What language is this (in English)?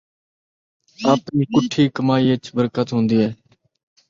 Saraiki